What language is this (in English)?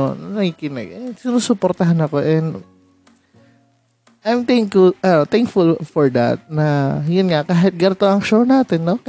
Filipino